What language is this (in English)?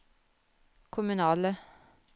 Norwegian